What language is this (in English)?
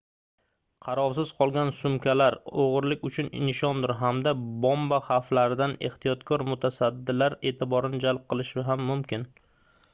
Uzbek